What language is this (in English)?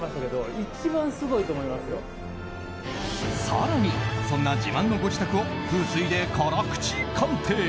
Japanese